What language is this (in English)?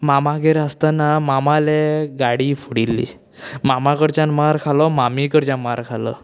Konkani